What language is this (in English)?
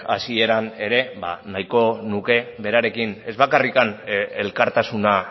Basque